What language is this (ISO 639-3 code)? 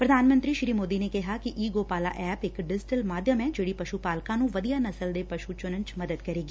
pan